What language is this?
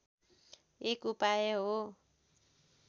Nepali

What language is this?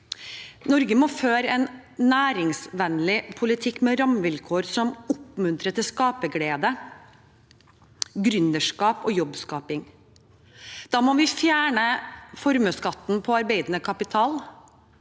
Norwegian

